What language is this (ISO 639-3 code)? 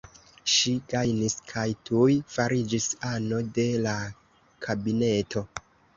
epo